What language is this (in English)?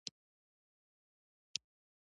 Pashto